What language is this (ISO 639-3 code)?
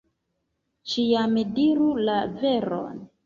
epo